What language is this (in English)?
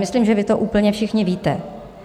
Czech